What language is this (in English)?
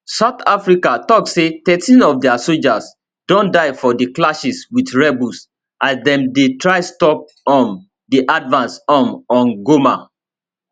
Nigerian Pidgin